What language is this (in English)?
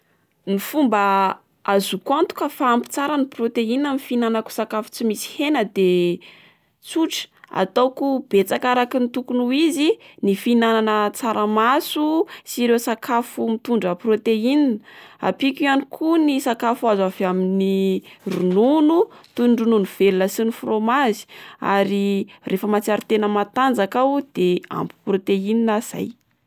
Malagasy